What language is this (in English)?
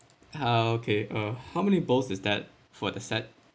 English